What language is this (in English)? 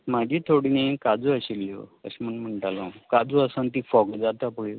Konkani